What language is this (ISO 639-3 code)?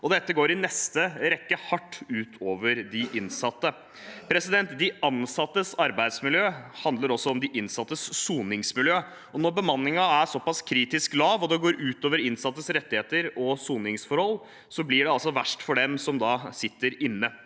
nor